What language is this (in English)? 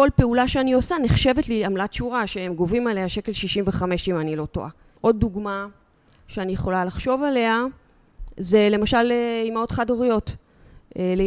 Hebrew